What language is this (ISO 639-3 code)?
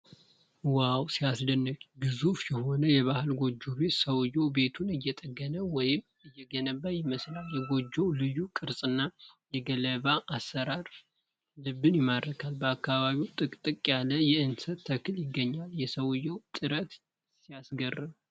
amh